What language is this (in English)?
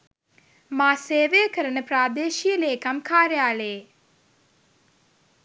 Sinhala